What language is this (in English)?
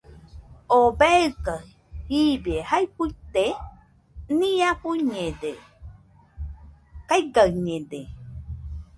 Nüpode Huitoto